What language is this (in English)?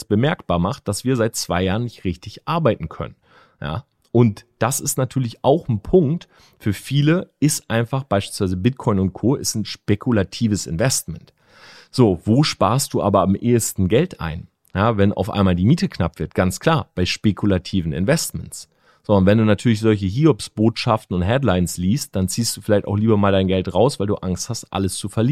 German